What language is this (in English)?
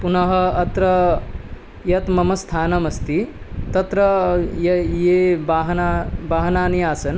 Sanskrit